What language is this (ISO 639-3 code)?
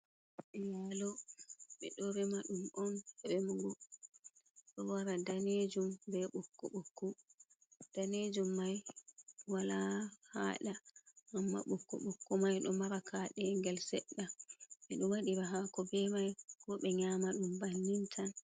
ful